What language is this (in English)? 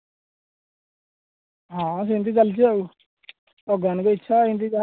Odia